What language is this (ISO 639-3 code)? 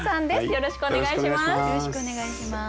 jpn